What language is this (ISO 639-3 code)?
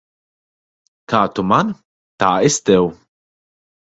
lav